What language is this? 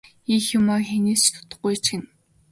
Mongolian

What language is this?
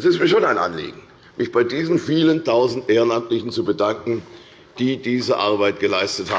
German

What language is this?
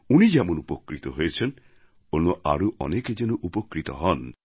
Bangla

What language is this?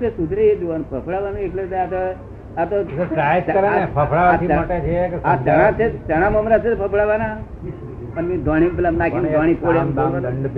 Gujarati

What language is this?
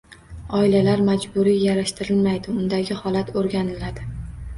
Uzbek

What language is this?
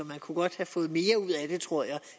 Danish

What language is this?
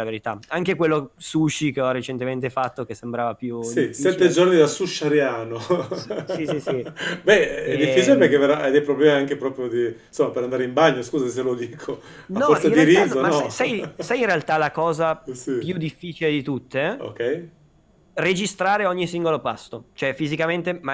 Italian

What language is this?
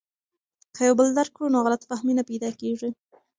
Pashto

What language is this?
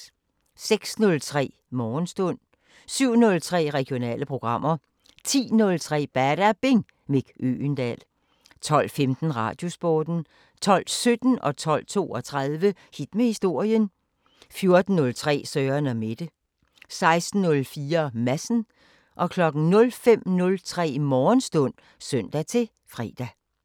Danish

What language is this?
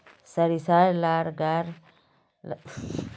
Magahi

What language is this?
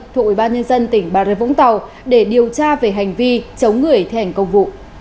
Vietnamese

